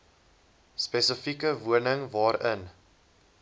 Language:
Afrikaans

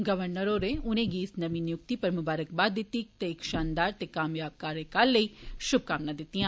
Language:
Dogri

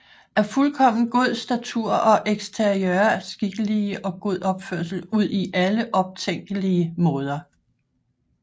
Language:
Danish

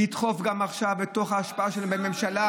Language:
Hebrew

